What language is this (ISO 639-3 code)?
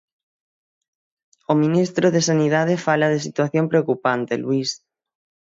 glg